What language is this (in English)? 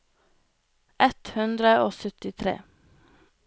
Norwegian